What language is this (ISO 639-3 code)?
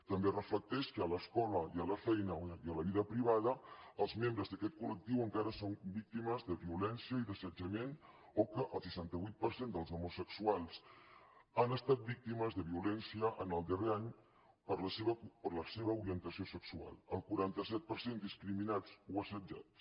cat